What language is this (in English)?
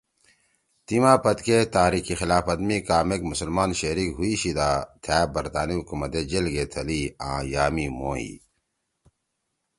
Torwali